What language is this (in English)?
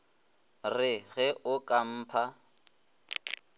Northern Sotho